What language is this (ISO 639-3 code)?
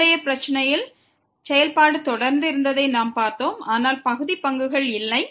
tam